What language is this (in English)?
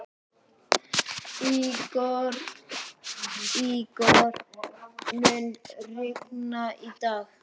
Icelandic